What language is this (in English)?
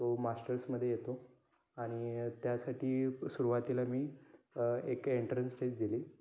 Marathi